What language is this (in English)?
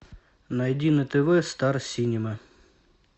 Russian